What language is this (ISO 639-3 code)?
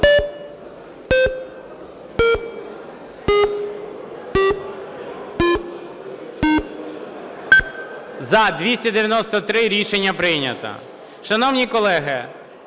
ukr